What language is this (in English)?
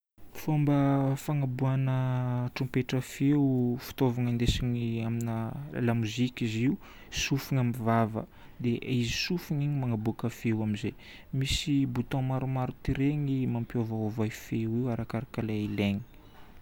Northern Betsimisaraka Malagasy